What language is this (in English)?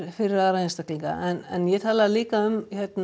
Icelandic